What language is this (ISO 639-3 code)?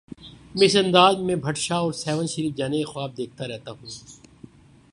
urd